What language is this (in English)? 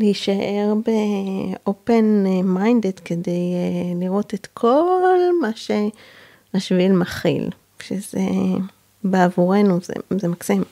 Hebrew